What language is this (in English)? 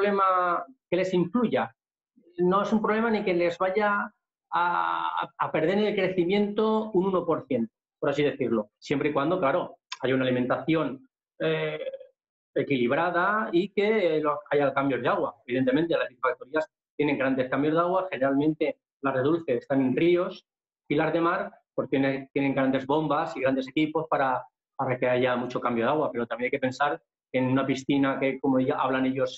Spanish